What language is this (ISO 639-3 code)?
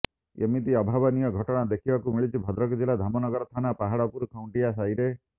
ori